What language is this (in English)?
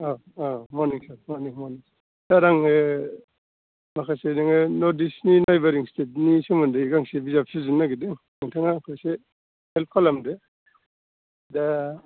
Bodo